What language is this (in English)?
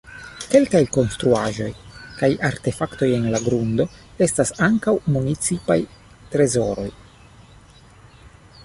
Esperanto